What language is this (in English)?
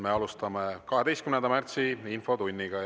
Estonian